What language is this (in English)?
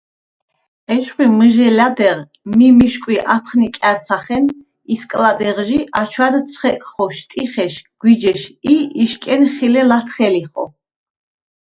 Svan